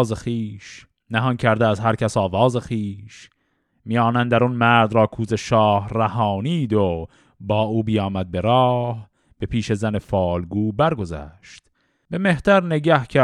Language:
Persian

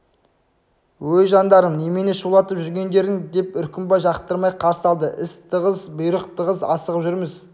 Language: Kazakh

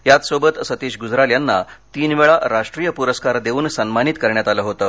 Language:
Marathi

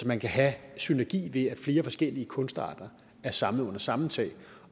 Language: Danish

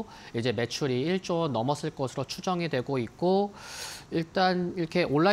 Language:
Korean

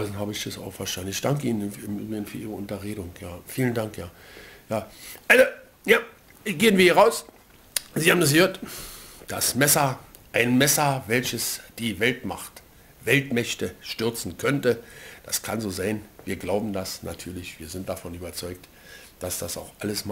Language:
German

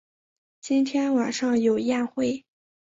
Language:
Chinese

